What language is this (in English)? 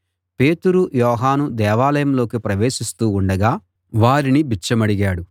Telugu